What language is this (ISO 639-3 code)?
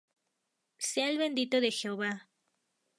spa